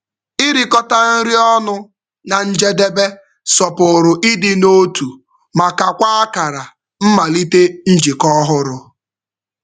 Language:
Igbo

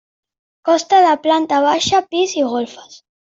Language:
Catalan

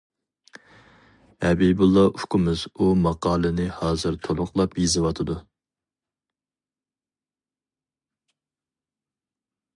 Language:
Uyghur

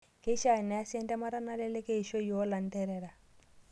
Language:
Masai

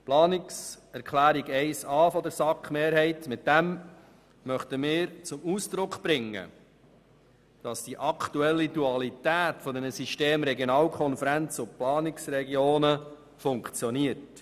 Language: Swiss German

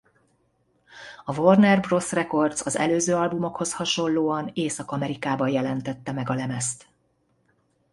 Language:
Hungarian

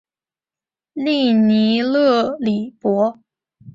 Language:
Chinese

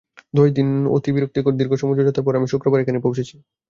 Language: Bangla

